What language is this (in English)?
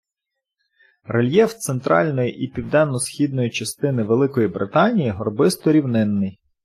Ukrainian